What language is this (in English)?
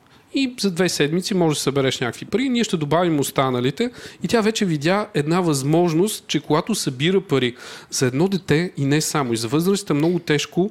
Bulgarian